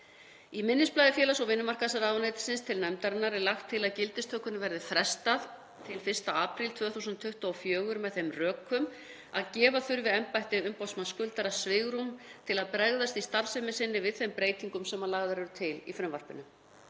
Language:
Icelandic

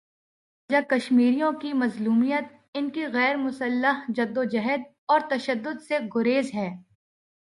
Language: Urdu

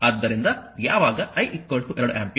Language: Kannada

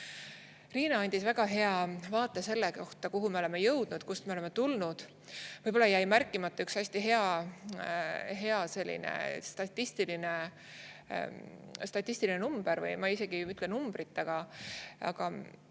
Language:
Estonian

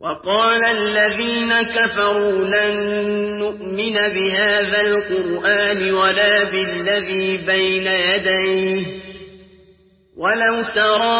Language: Arabic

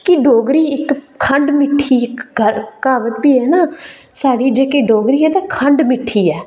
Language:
Dogri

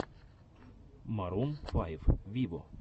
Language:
Russian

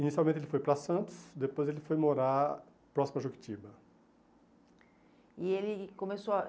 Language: Portuguese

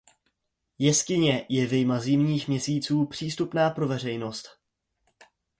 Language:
Czech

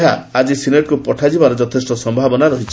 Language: Odia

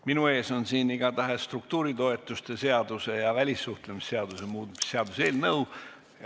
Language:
Estonian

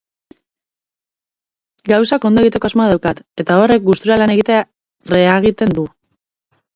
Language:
Basque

